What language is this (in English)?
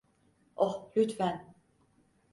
Turkish